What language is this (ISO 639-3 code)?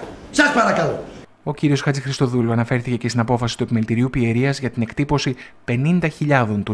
ell